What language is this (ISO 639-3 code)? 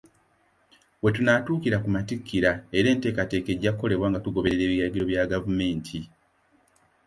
lug